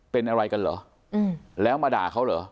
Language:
Thai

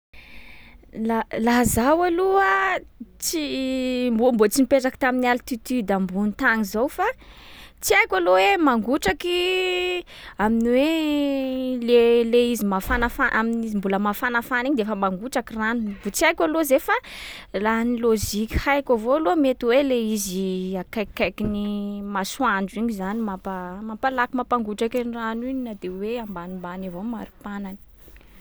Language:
Sakalava Malagasy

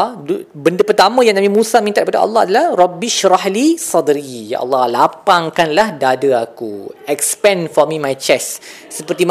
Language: Malay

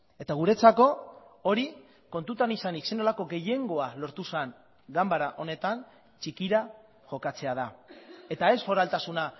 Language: Basque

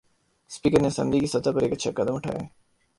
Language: Urdu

